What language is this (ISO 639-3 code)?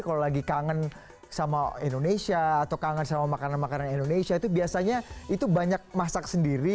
ind